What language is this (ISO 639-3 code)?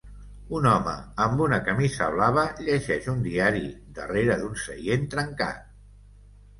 cat